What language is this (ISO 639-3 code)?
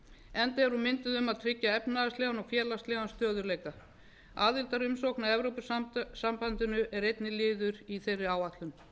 isl